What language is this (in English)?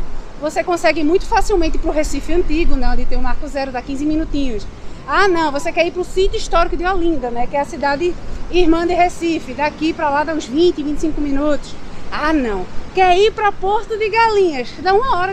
Portuguese